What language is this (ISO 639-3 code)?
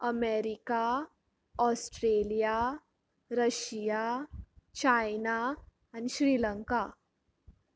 kok